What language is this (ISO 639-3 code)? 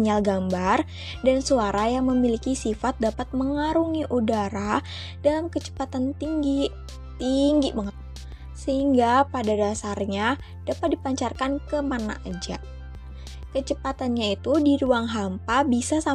ind